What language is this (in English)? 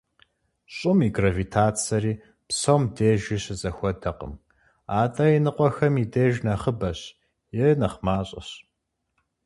Kabardian